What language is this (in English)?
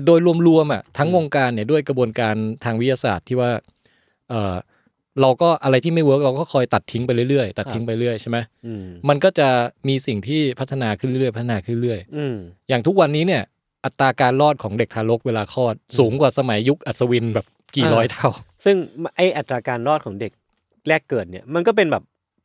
Thai